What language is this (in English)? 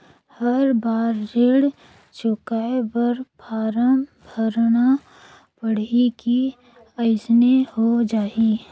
Chhattisgarhi